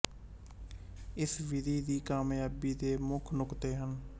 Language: Punjabi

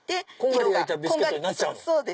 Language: Japanese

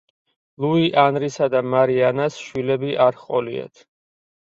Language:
Georgian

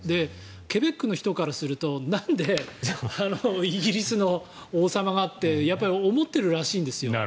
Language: Japanese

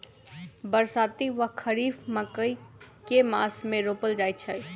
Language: Maithili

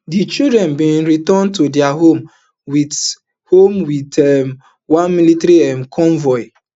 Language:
Nigerian Pidgin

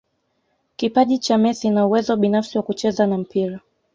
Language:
Swahili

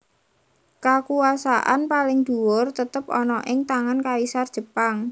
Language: Javanese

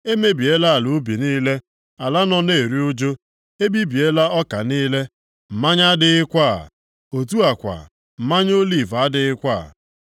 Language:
Igbo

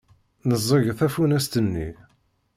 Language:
Kabyle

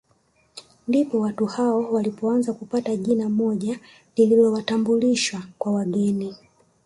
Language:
Swahili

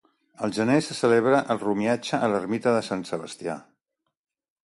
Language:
Catalan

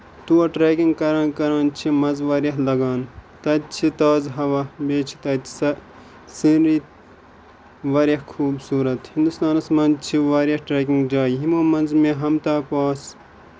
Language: Kashmiri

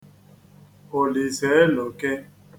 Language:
Igbo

